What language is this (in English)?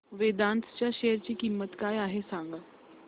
Marathi